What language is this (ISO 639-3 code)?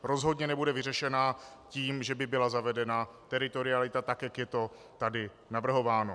ces